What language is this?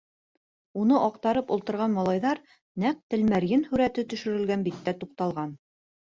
Bashkir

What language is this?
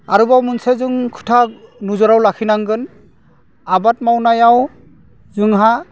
Bodo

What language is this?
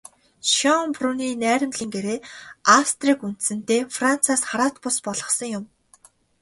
Mongolian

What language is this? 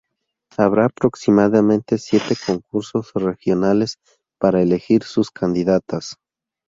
Spanish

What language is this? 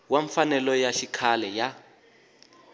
Tsonga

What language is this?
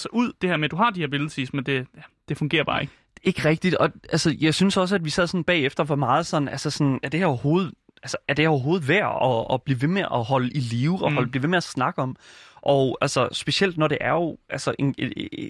Danish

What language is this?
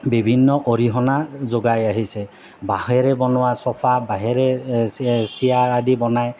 Assamese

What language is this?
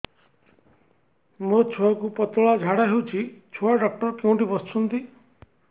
Odia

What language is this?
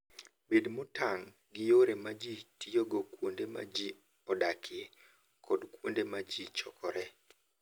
Luo (Kenya and Tanzania)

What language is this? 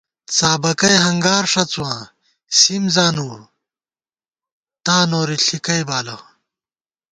Gawar-Bati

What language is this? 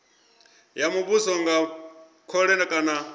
Venda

